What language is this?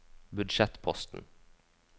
Norwegian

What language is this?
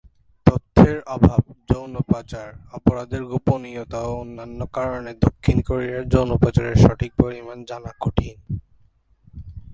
Bangla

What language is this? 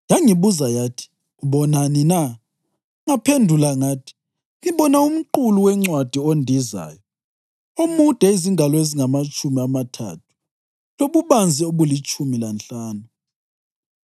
North Ndebele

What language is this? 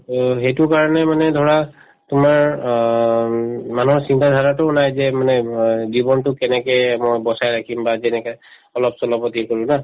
Assamese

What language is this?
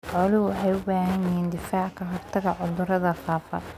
Somali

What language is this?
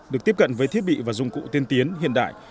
Vietnamese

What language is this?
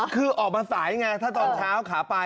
Thai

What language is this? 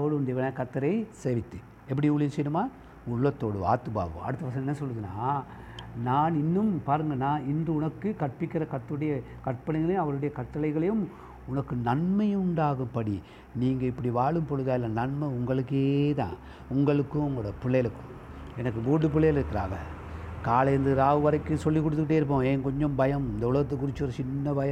Tamil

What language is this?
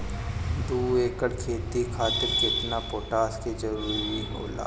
Bhojpuri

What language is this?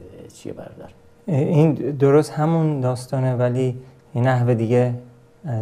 Persian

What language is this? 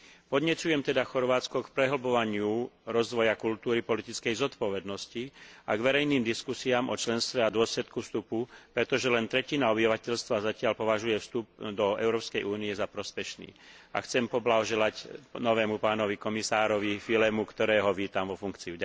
Slovak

